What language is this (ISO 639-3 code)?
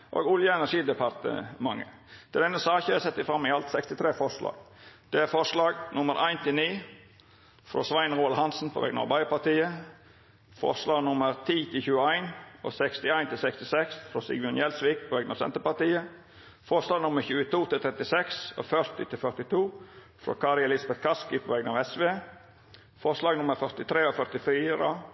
nno